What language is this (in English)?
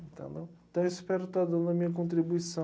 Portuguese